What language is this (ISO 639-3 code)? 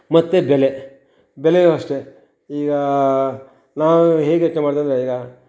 kan